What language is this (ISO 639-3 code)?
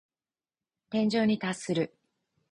jpn